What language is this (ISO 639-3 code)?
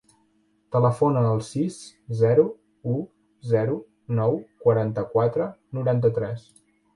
cat